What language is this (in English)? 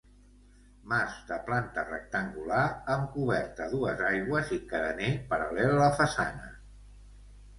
Catalan